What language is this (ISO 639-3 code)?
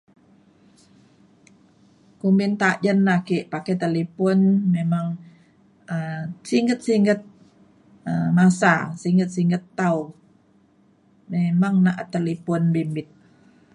xkl